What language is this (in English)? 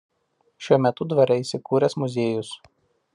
Lithuanian